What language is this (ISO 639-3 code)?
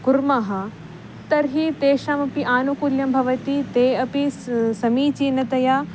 san